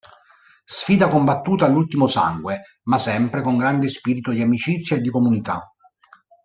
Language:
Italian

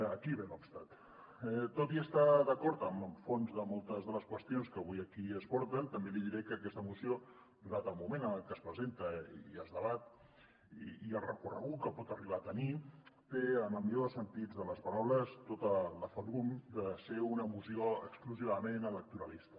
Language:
Catalan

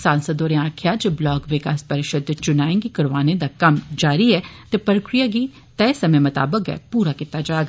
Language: Dogri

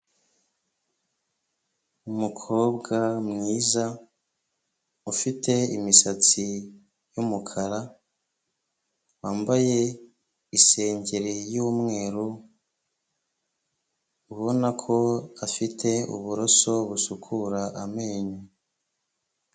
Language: Kinyarwanda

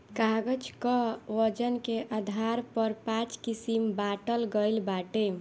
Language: Bhojpuri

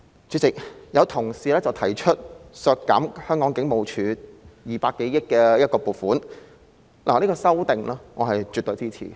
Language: Cantonese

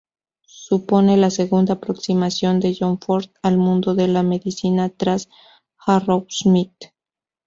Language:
Spanish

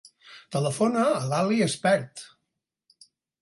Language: Catalan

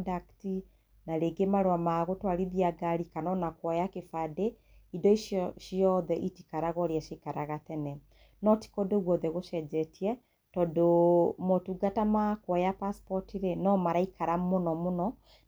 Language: Kikuyu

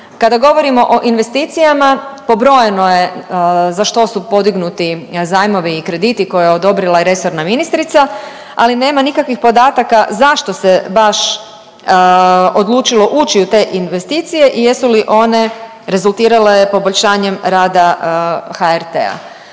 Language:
Croatian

